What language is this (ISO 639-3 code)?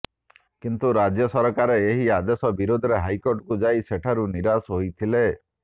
ori